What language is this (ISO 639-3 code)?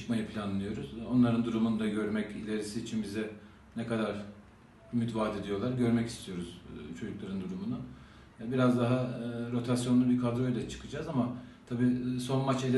tur